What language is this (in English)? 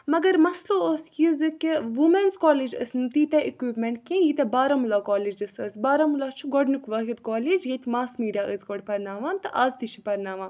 Kashmiri